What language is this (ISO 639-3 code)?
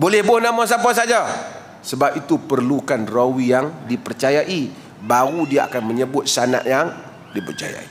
msa